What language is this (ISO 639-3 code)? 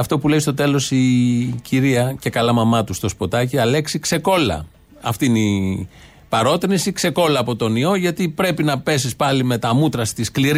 ell